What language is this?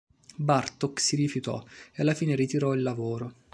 Italian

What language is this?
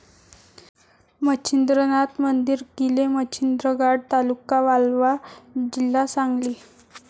Marathi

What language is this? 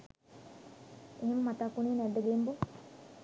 Sinhala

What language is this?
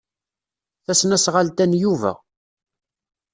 Kabyle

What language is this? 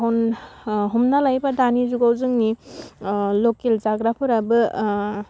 Bodo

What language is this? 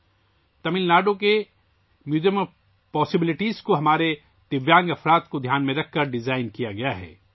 Urdu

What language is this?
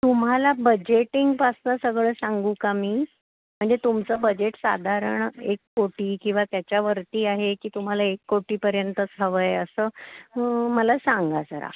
Marathi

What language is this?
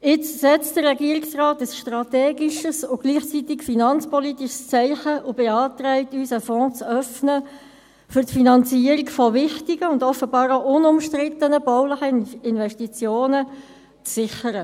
Swiss German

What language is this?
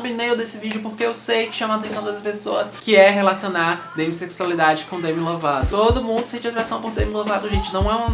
Portuguese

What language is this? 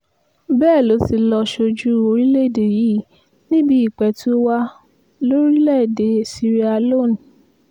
Yoruba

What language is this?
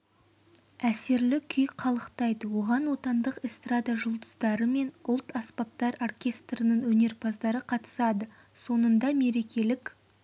Kazakh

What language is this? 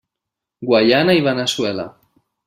Catalan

